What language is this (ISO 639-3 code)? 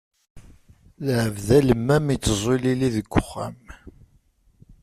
kab